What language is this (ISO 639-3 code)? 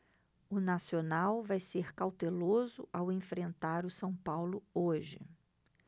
por